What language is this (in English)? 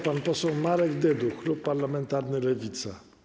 Polish